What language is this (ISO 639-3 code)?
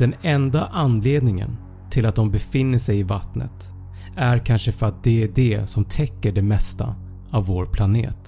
swe